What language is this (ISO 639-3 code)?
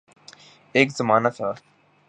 urd